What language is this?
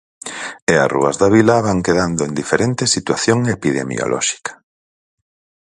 Galician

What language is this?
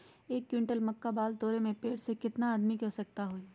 Magahi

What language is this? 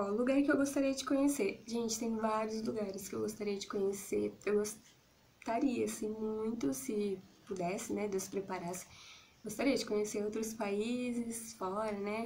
Portuguese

